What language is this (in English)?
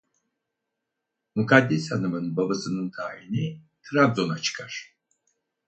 Turkish